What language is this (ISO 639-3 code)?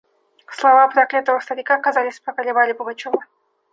rus